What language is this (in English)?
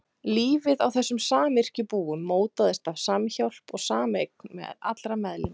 Icelandic